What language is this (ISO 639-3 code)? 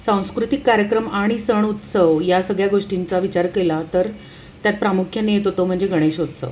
mar